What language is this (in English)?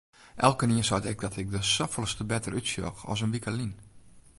Western Frisian